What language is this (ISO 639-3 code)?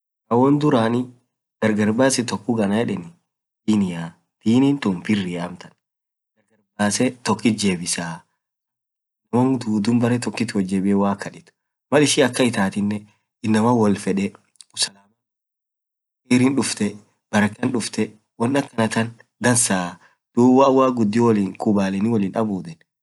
orc